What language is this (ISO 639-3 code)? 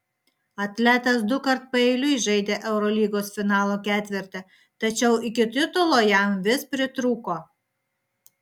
lit